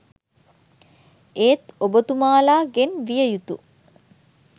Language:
Sinhala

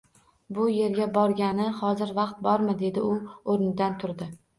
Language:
Uzbek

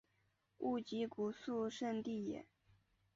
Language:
Chinese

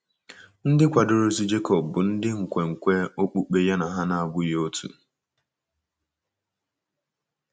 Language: Igbo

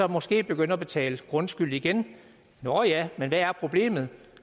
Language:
Danish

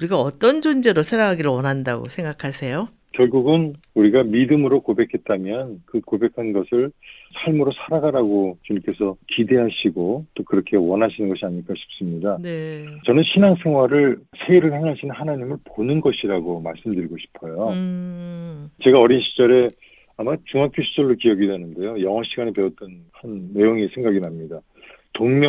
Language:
Korean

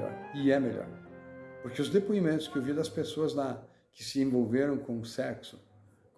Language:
Portuguese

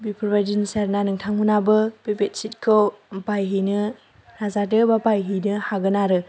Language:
Bodo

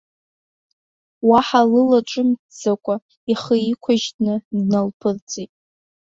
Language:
Abkhazian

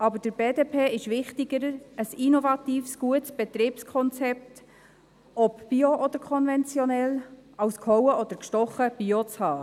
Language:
Swiss German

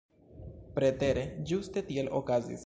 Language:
Esperanto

